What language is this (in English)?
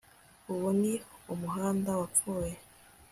Kinyarwanda